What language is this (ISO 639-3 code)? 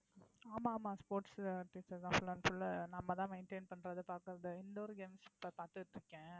tam